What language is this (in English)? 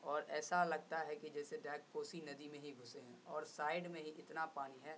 Urdu